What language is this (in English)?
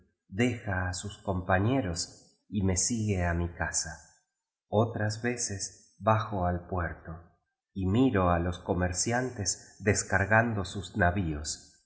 Spanish